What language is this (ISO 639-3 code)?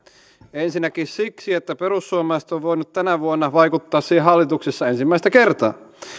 fin